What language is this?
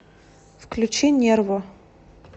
Russian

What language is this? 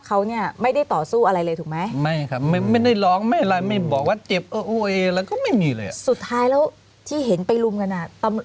Thai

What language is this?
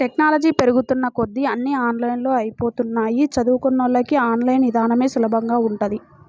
Telugu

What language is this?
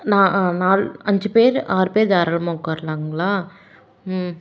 Tamil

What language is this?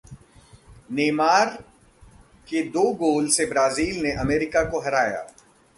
Hindi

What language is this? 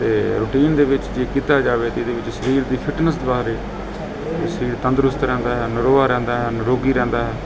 Punjabi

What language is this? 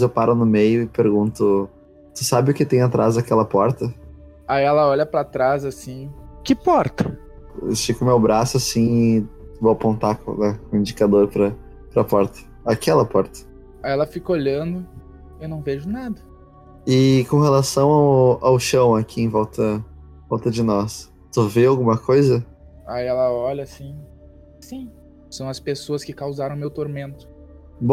Portuguese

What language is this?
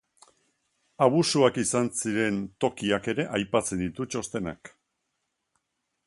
Basque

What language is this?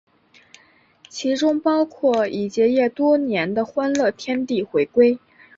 Chinese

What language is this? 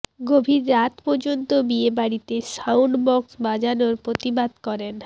Bangla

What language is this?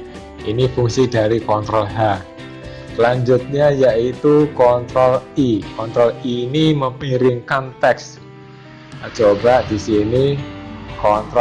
Indonesian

